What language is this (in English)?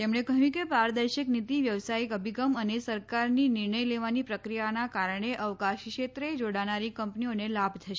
Gujarati